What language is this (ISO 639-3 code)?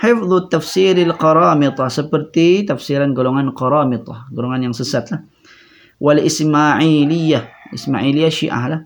msa